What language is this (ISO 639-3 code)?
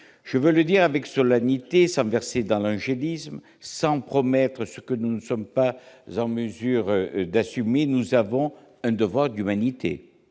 fra